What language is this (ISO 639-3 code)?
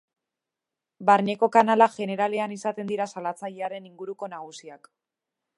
eus